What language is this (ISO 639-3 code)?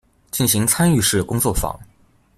zho